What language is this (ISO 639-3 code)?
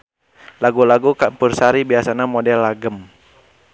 sun